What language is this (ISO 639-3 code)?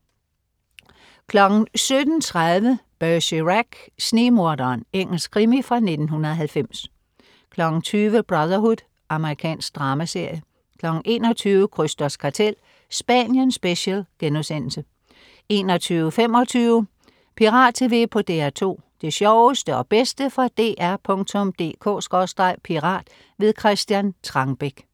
dan